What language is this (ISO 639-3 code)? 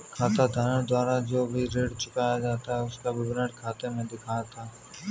hin